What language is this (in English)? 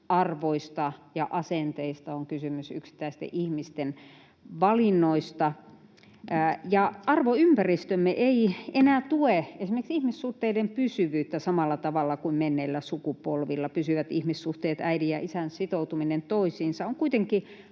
Finnish